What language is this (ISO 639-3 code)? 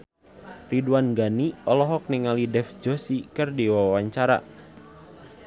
sun